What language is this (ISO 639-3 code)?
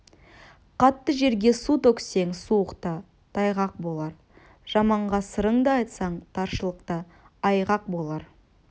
kaz